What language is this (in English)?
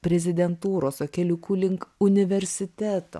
Lithuanian